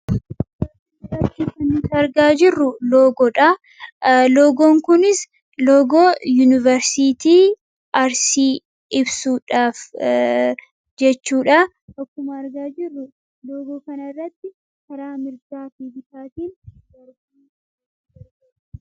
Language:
Oromo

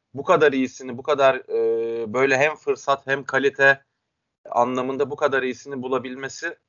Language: Turkish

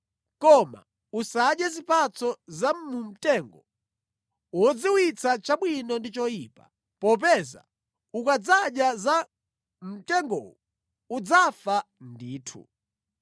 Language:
Nyanja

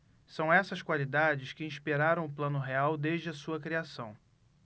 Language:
Portuguese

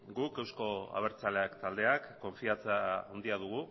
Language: Basque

